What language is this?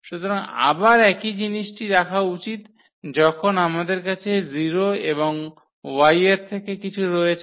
Bangla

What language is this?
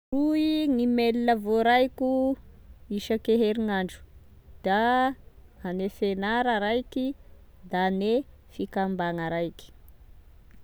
Tesaka Malagasy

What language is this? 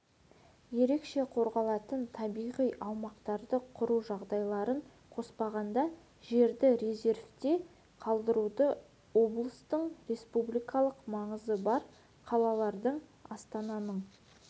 Kazakh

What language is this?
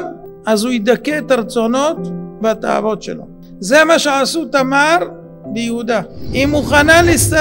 Hebrew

